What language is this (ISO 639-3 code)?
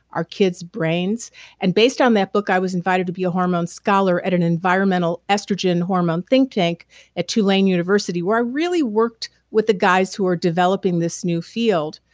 eng